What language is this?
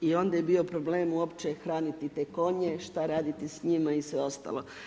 Croatian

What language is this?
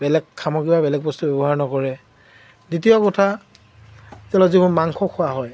Assamese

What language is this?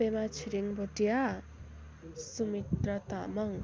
Nepali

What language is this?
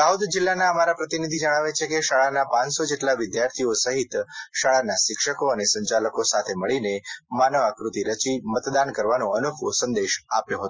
Gujarati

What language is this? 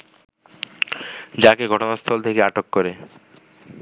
Bangla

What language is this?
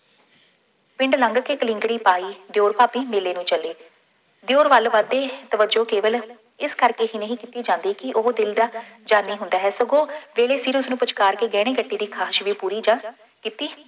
Punjabi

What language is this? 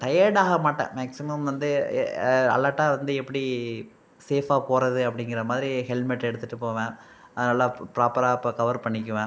Tamil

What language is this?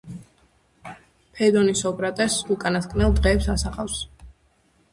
Georgian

